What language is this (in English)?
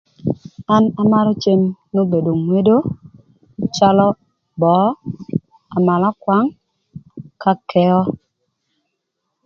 Thur